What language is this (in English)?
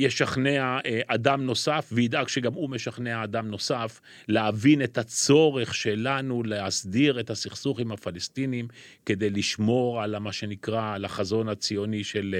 Hebrew